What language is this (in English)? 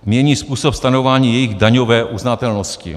Czech